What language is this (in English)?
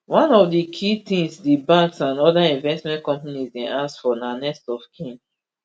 Nigerian Pidgin